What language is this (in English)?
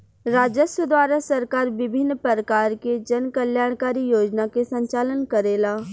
Bhojpuri